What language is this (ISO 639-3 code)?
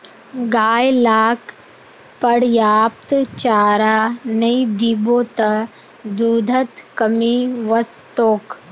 mag